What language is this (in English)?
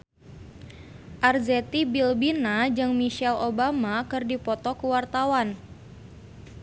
Sundanese